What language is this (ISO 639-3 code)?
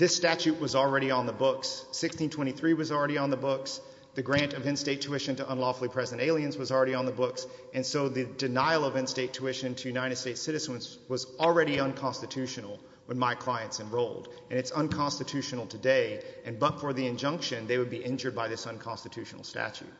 eng